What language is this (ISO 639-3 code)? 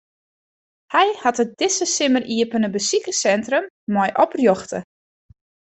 fry